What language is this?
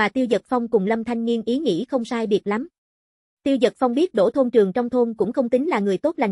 Vietnamese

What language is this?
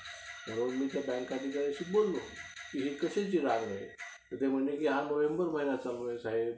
Marathi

